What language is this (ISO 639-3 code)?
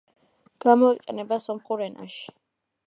kat